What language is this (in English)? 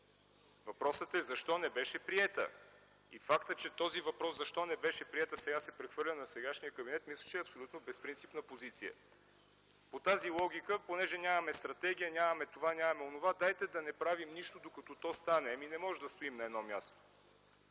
Bulgarian